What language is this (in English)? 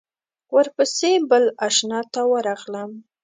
Pashto